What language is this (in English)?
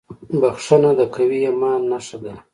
Pashto